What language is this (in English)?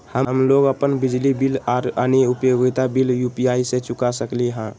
Magahi